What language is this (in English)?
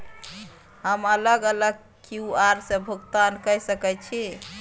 Maithili